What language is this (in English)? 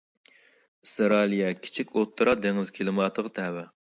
Uyghur